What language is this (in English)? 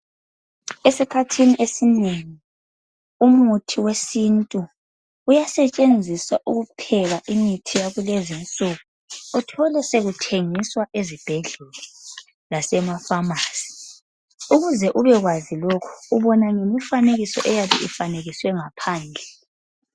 North Ndebele